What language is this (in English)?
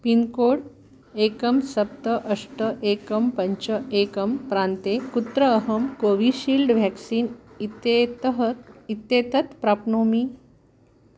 Sanskrit